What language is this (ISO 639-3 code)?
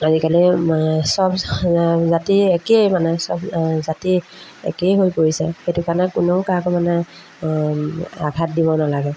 asm